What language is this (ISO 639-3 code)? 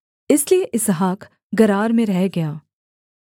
hin